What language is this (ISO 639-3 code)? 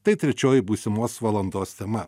lit